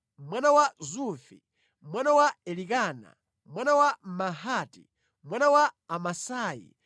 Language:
Nyanja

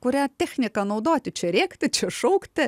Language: Lithuanian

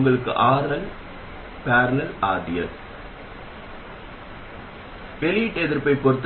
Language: Tamil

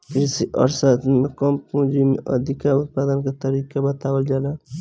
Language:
Bhojpuri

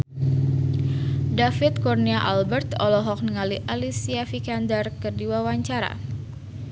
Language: Sundanese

